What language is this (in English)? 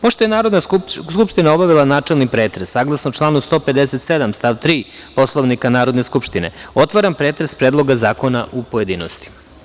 Serbian